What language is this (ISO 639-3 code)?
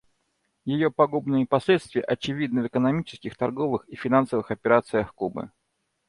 rus